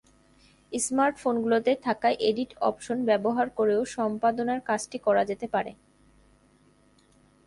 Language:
Bangla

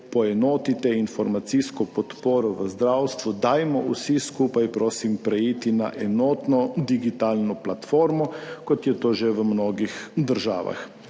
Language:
Slovenian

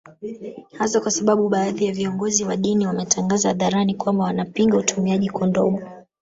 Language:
Swahili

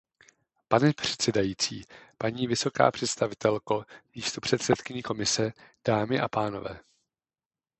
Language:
Czech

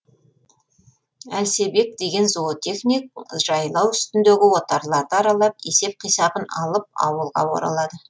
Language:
Kazakh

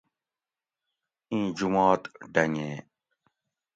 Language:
Gawri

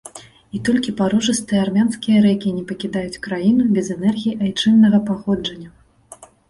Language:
Belarusian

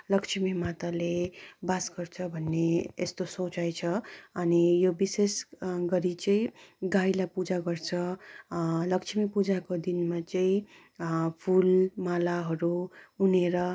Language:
Nepali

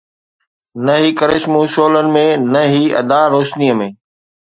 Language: Sindhi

